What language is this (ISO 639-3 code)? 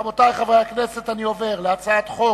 heb